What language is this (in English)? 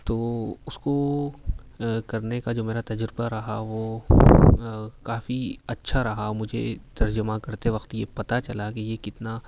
Urdu